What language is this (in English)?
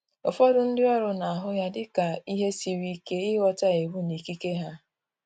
Igbo